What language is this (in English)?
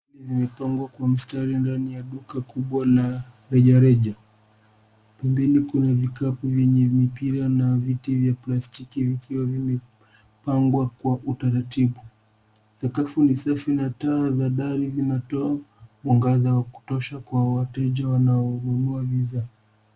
Swahili